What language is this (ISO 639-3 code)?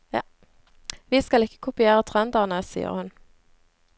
nor